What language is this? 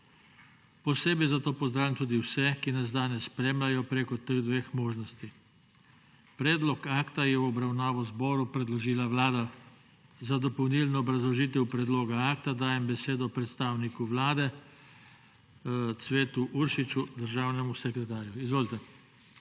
Slovenian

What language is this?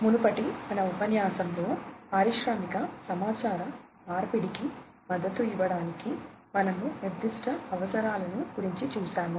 Telugu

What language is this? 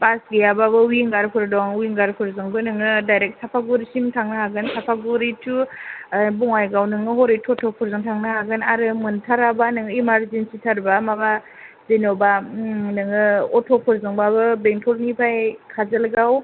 Bodo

